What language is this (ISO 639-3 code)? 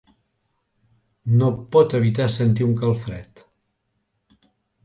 cat